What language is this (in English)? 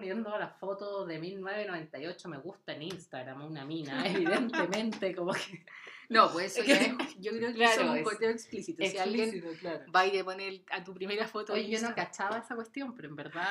Spanish